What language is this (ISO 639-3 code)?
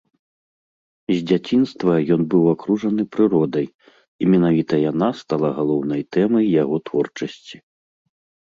bel